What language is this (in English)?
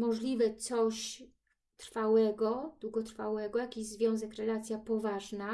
Polish